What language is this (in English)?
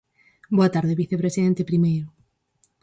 Galician